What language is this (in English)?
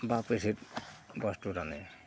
Assamese